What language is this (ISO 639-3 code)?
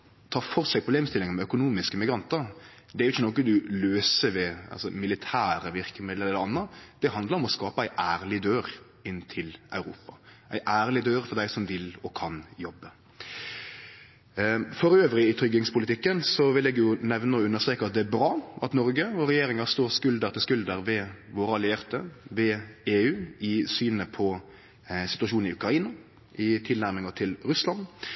nno